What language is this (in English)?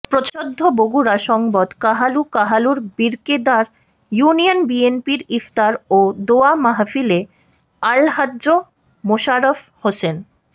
Bangla